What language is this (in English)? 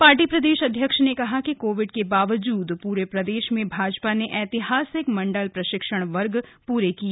Hindi